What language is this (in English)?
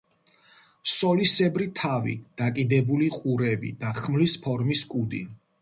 Georgian